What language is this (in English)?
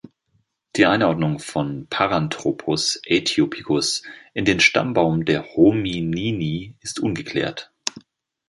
German